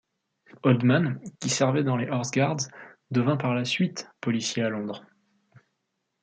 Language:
French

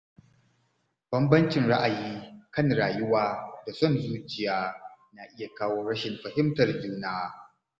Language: Hausa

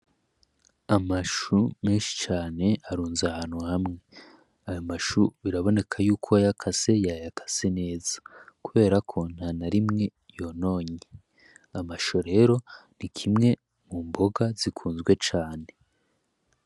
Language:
Rundi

